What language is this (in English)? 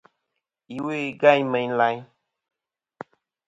Kom